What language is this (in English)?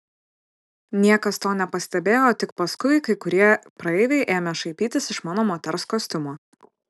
Lithuanian